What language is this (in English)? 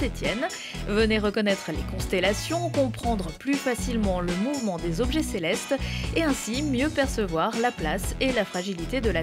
French